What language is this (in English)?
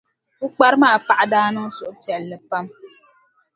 Dagbani